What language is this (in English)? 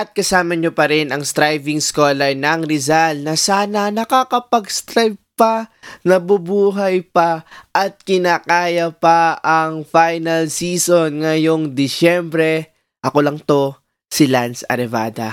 Filipino